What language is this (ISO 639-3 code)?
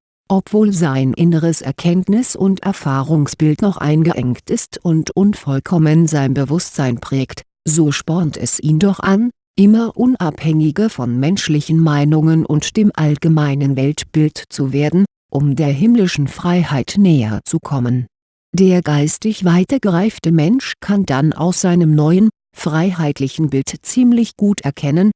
deu